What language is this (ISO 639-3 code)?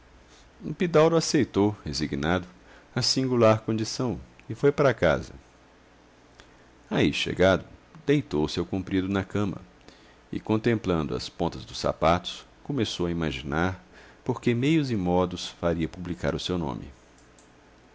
por